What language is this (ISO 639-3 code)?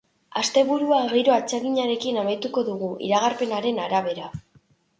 eus